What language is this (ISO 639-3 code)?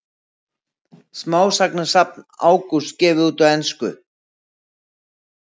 isl